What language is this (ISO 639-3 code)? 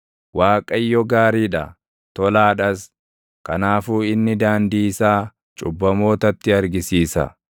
orm